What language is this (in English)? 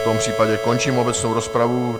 Czech